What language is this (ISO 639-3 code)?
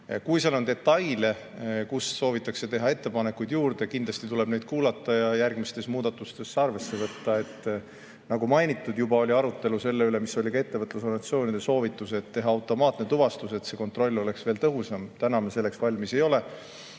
est